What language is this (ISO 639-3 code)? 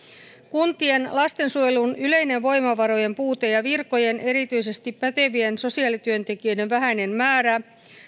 fin